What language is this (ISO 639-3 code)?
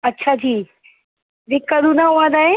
doi